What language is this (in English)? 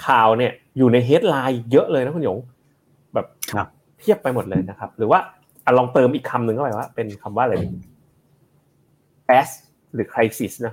Thai